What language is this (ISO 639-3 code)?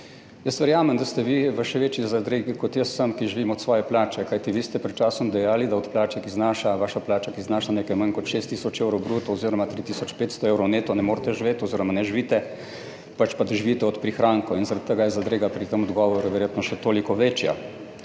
slv